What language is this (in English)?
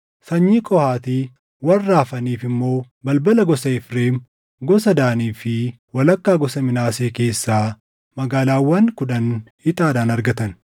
Oromo